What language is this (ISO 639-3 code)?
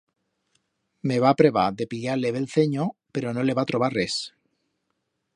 arg